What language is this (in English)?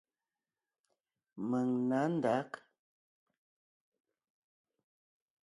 Ngiemboon